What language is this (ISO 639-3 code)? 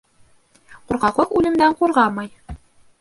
bak